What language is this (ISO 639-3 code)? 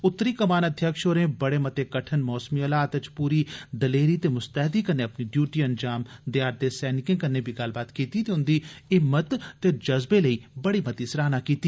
doi